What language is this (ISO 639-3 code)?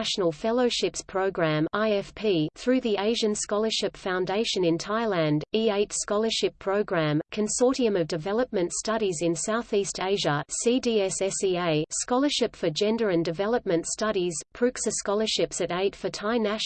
eng